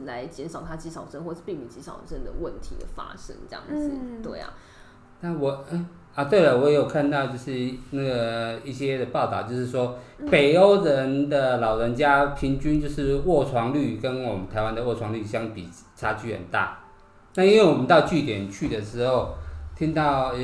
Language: Chinese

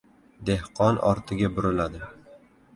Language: Uzbek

